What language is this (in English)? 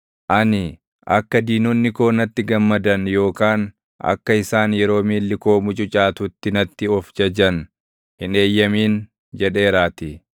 Oromo